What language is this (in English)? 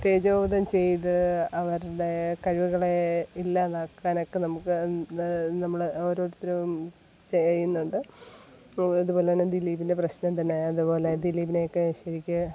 Malayalam